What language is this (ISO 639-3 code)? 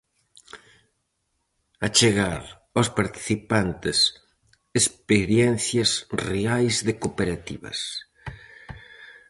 glg